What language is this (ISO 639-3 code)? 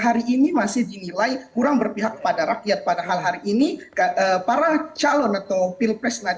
ind